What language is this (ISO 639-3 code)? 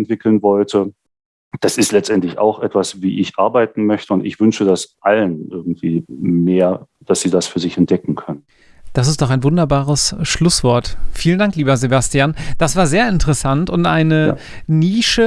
deu